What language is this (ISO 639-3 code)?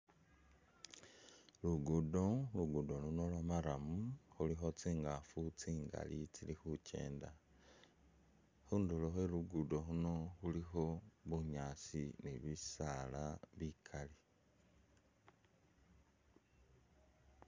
myx